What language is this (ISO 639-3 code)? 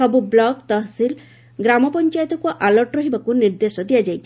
ori